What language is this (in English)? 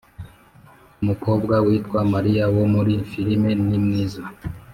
Kinyarwanda